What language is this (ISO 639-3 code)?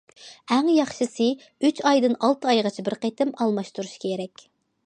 uig